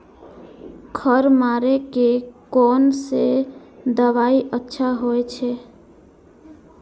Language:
Maithili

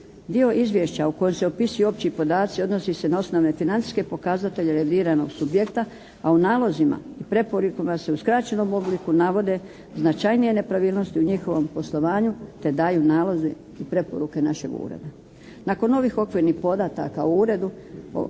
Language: Croatian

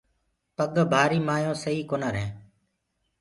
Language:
Gurgula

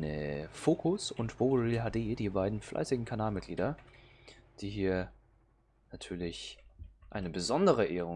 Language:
German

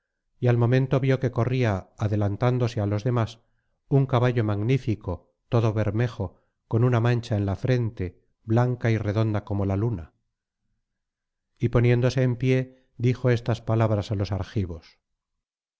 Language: Spanish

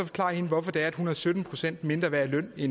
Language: Danish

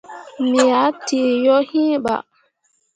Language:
Mundang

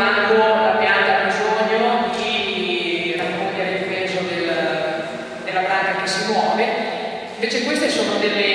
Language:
Italian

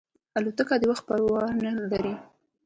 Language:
Pashto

